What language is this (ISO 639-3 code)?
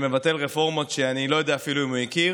heb